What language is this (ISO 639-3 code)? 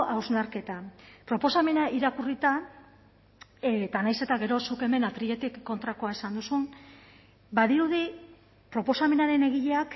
eus